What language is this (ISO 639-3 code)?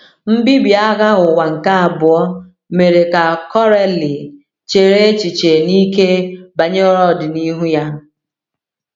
ibo